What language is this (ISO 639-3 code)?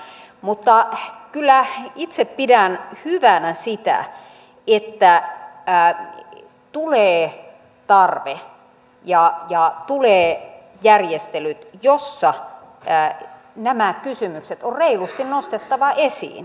fin